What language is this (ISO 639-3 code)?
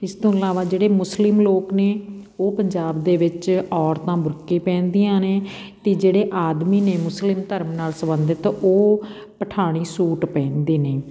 pan